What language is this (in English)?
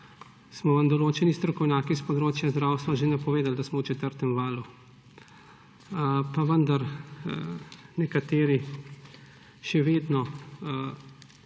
Slovenian